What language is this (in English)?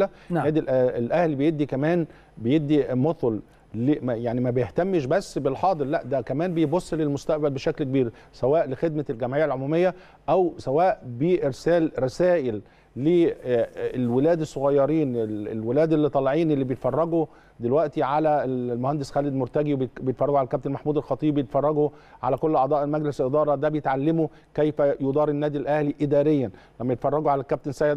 Arabic